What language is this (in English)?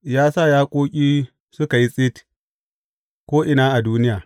Hausa